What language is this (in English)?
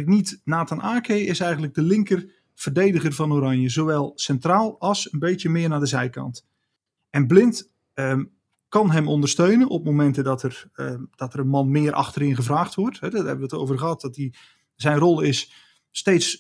Dutch